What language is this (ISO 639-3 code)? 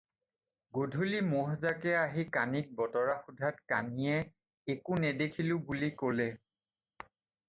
asm